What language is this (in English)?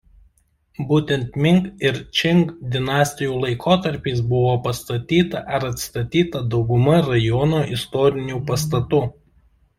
Lithuanian